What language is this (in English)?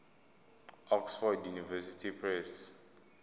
Zulu